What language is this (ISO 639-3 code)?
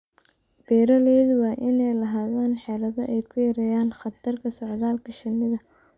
som